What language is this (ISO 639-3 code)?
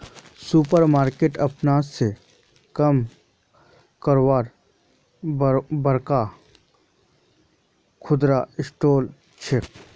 mag